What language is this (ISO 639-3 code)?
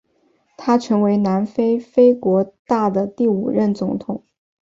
zho